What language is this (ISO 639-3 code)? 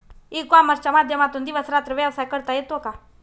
mar